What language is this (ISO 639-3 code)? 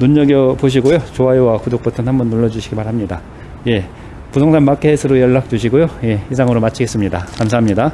kor